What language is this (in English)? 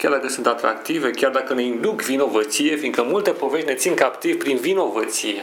Romanian